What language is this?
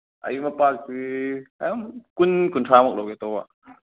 Manipuri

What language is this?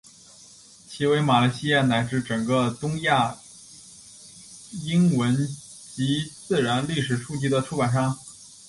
Chinese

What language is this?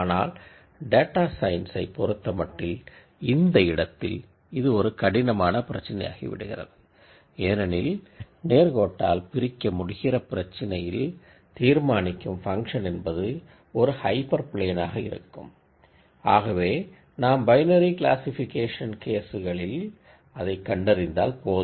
Tamil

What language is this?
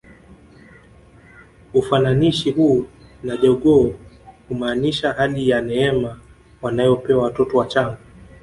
Swahili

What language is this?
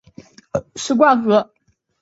Chinese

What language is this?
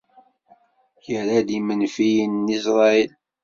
Kabyle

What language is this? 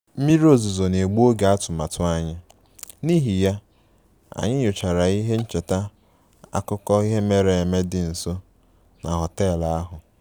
Igbo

